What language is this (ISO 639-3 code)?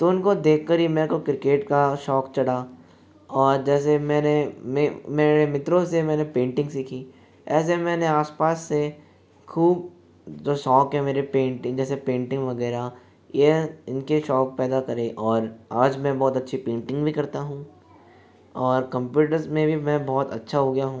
hin